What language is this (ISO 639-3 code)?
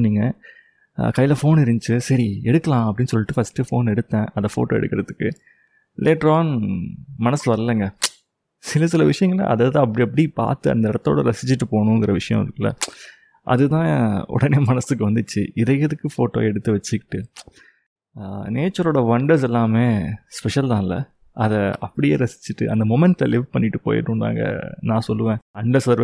tam